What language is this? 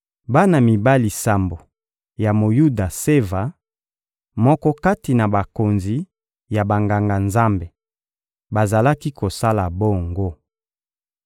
Lingala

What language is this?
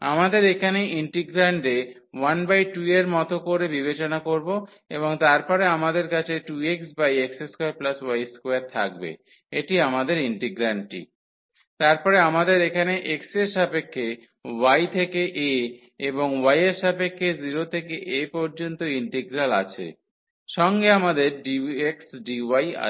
Bangla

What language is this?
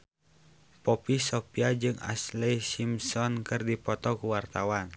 Sundanese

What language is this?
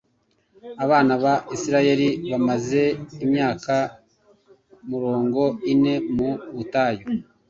Kinyarwanda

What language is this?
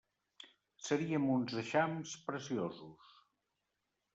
Catalan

